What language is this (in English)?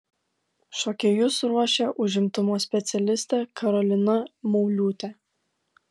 Lithuanian